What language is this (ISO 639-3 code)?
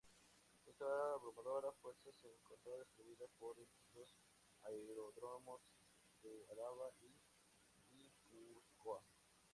spa